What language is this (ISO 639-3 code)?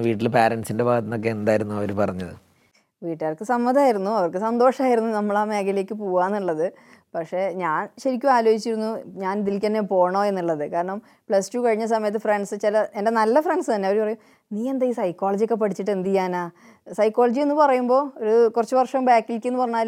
mal